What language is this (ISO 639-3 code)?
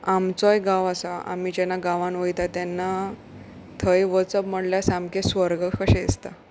kok